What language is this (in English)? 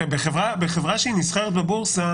Hebrew